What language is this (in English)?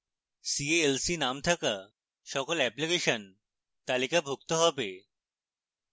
Bangla